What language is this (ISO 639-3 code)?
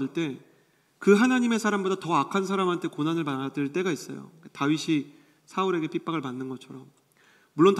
kor